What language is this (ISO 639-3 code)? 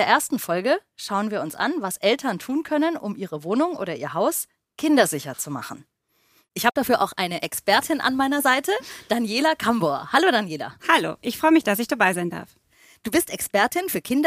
deu